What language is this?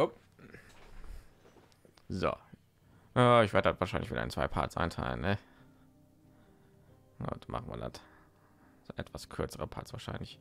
German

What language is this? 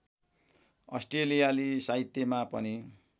Nepali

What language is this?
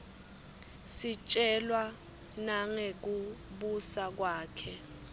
Swati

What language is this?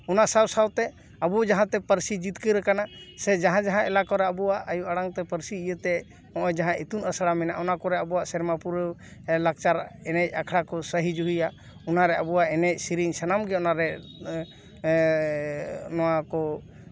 Santali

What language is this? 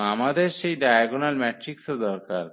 Bangla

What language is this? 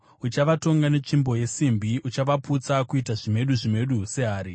Shona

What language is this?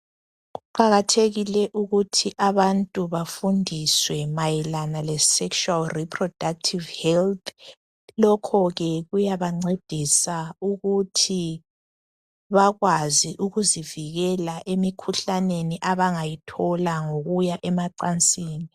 North Ndebele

